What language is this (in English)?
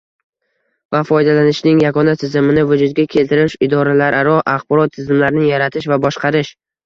Uzbek